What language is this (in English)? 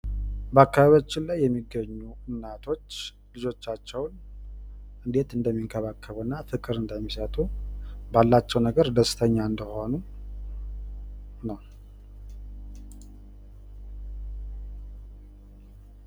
Amharic